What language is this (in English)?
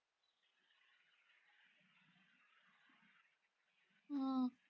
Punjabi